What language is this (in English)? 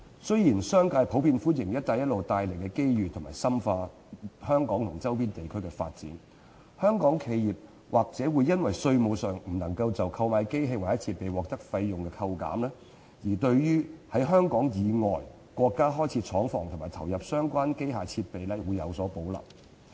Cantonese